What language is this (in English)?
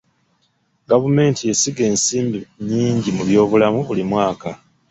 Ganda